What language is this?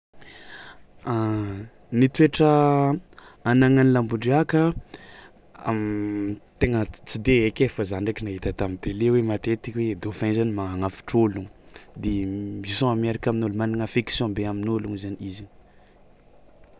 Tsimihety Malagasy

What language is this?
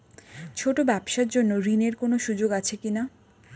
Bangla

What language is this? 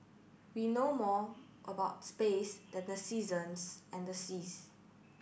English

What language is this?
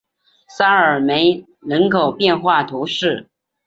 Chinese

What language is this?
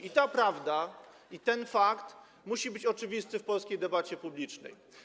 Polish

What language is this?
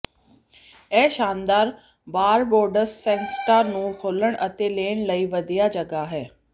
Punjabi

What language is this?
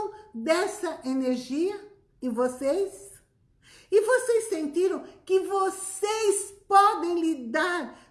Portuguese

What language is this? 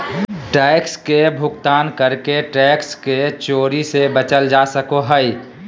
Magahi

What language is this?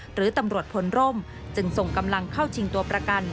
Thai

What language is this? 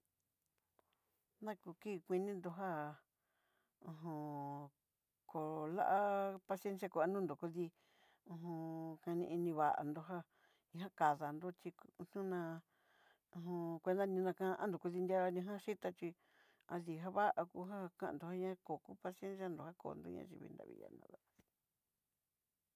Southeastern Nochixtlán Mixtec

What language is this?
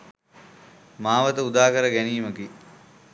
Sinhala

